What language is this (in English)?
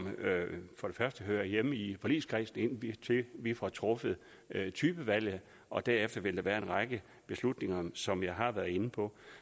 Danish